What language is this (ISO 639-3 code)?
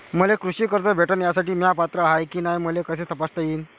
mar